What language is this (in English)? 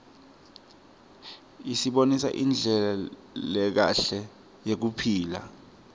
Swati